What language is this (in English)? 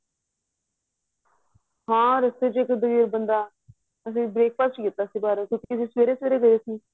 Punjabi